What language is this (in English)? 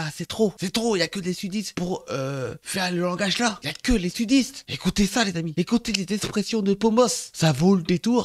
French